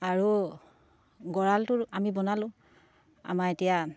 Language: Assamese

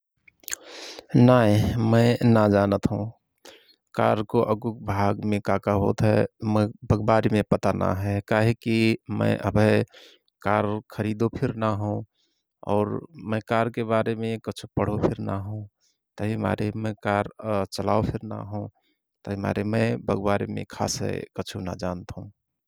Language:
Rana Tharu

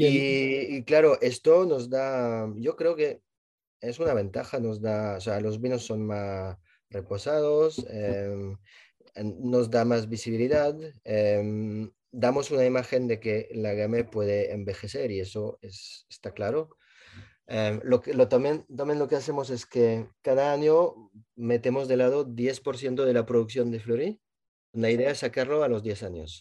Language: Spanish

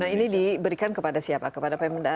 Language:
Indonesian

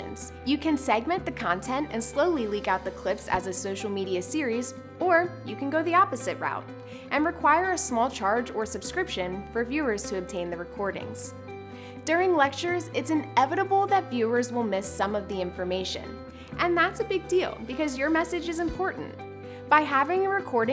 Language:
English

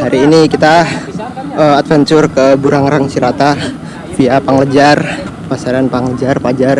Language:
Indonesian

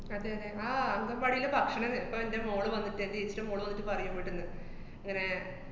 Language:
Malayalam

